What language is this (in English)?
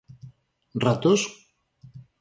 Galician